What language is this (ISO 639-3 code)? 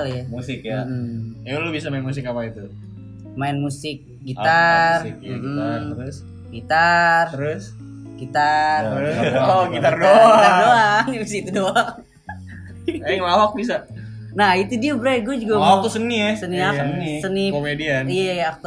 ind